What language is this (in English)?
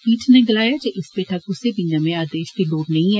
Dogri